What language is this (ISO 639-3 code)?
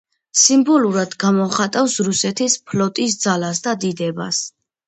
kat